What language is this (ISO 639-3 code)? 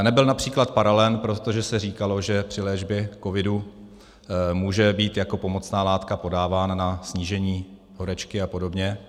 ces